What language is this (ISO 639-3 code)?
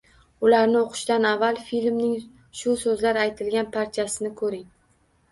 uzb